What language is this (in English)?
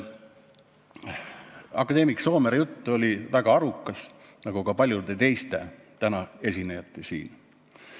Estonian